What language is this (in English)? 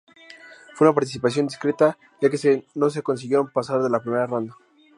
Spanish